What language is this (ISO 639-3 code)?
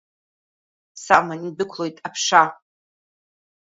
abk